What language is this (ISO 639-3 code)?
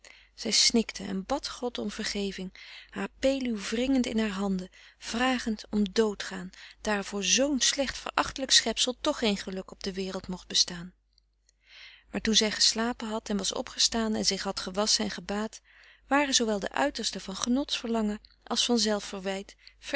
nld